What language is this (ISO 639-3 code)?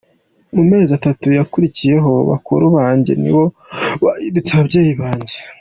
kin